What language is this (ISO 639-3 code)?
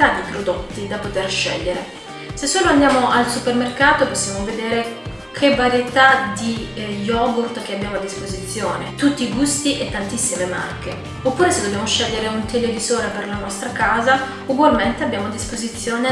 ita